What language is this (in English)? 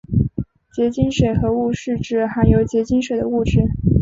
Chinese